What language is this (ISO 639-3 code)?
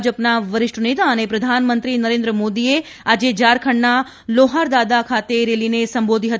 guj